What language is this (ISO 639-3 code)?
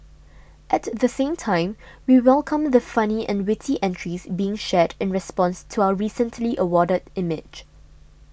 eng